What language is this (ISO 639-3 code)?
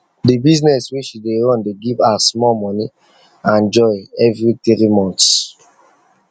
pcm